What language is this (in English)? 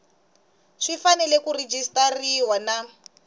Tsonga